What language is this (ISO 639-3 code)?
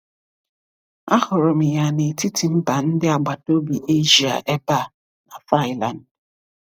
ibo